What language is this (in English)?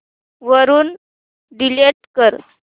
Marathi